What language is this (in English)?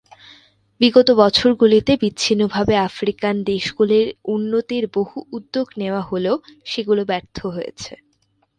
Bangla